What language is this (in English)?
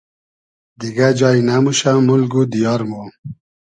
Hazaragi